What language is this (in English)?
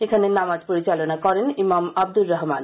Bangla